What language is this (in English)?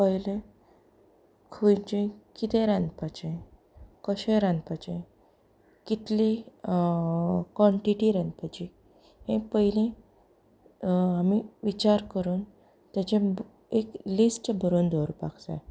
Konkani